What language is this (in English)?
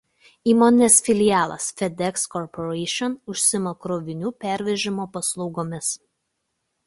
Lithuanian